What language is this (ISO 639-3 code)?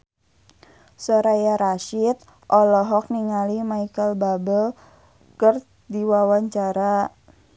sun